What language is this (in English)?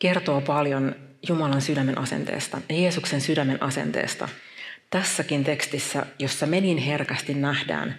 Finnish